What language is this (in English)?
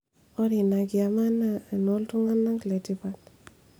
Masai